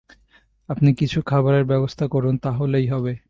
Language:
Bangla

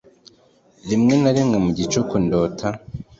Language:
Kinyarwanda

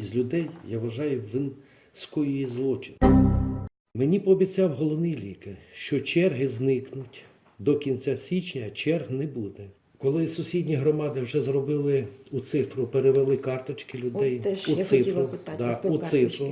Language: Ukrainian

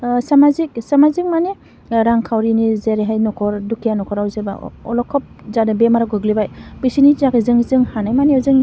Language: Bodo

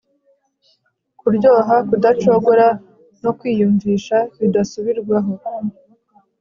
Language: Kinyarwanda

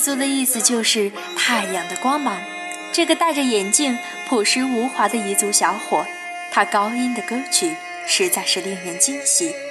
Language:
Chinese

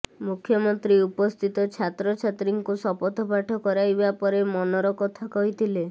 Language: Odia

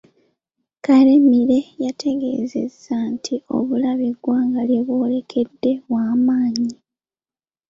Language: Ganda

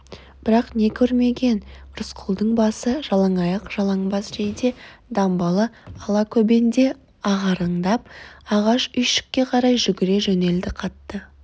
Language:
Kazakh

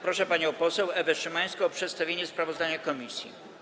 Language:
Polish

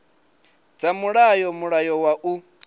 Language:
Venda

